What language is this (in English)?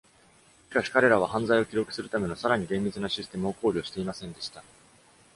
Japanese